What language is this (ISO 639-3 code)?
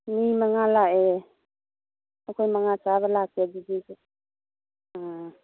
mni